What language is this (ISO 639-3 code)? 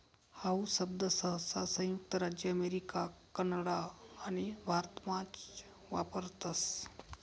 mar